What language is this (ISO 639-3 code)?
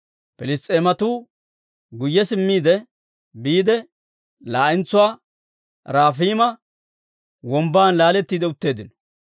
dwr